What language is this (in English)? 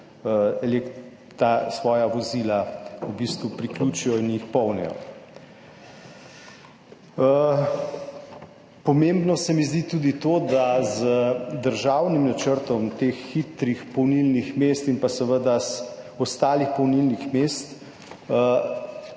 Slovenian